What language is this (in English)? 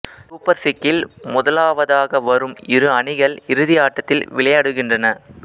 Tamil